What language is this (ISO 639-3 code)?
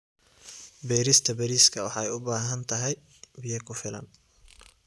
som